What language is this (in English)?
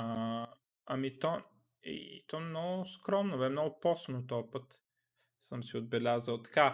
Bulgarian